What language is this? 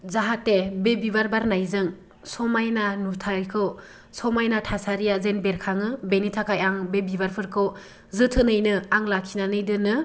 Bodo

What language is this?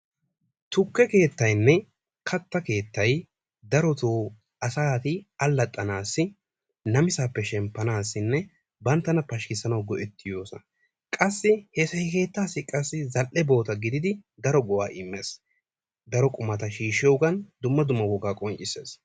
Wolaytta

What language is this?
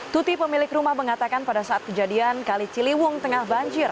Indonesian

